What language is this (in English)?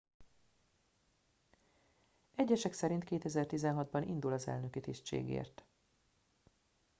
Hungarian